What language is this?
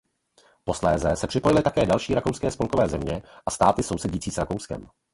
Czech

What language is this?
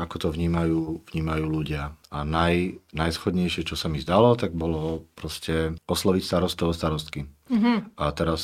Slovak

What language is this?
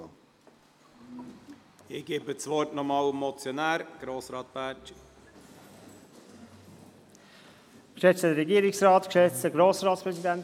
Swiss German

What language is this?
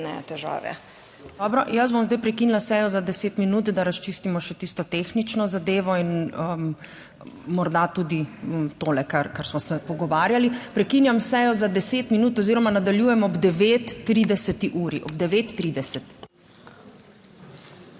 Slovenian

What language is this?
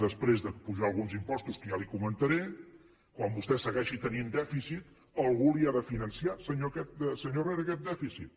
Catalan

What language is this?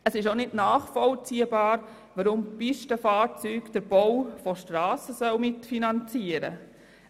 Swiss German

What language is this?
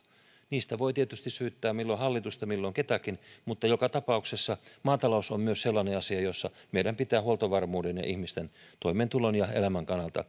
Finnish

